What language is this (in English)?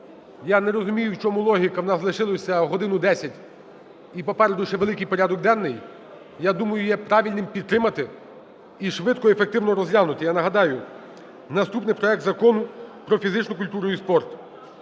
Ukrainian